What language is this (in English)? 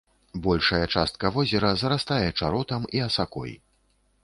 Belarusian